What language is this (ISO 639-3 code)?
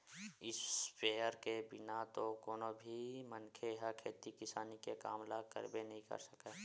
hne